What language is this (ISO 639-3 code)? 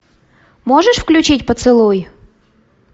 rus